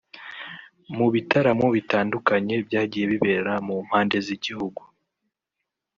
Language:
Kinyarwanda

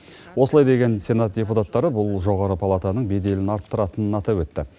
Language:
Kazakh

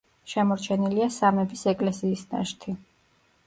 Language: Georgian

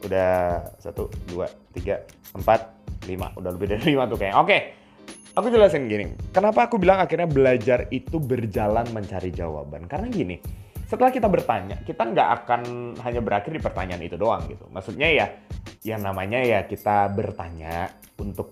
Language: Indonesian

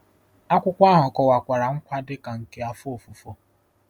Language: Igbo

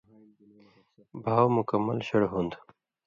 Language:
Indus Kohistani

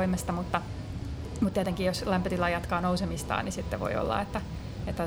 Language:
Finnish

